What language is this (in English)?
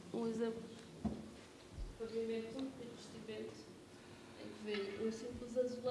Portuguese